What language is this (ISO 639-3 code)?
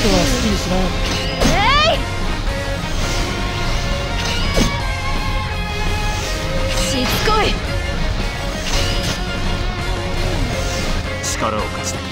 jpn